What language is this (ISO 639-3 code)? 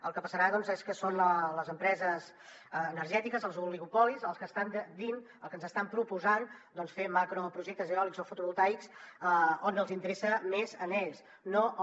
cat